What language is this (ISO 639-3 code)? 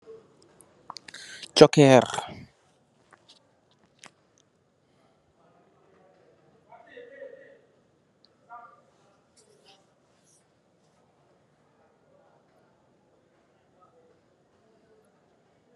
wol